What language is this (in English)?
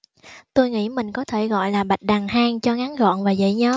Vietnamese